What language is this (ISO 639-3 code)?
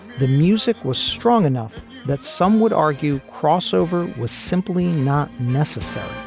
eng